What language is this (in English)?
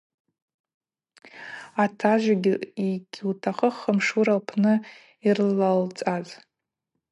Abaza